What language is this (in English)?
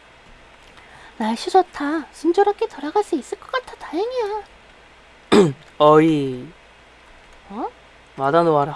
Korean